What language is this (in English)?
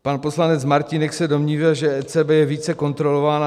Czech